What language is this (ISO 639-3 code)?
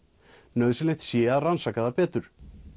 isl